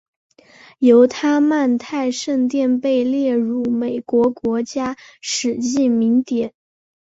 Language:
Chinese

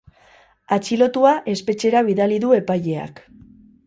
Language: Basque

